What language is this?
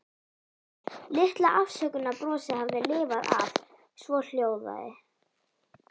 Icelandic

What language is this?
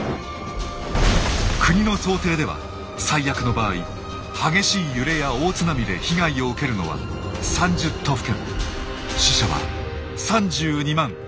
Japanese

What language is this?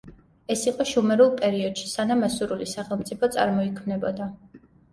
Georgian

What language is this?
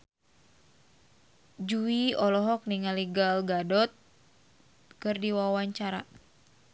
Sundanese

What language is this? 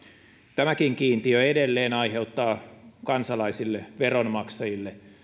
Finnish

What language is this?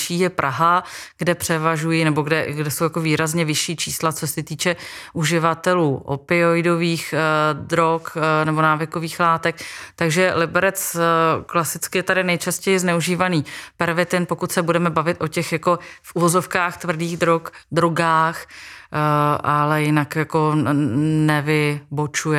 Czech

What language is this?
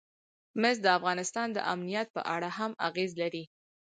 Pashto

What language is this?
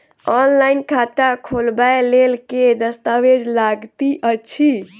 Maithili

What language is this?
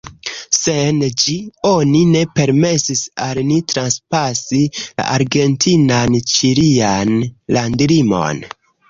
Esperanto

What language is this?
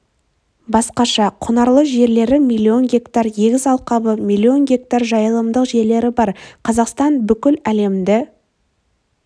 Kazakh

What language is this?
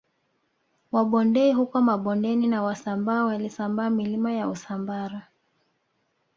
Swahili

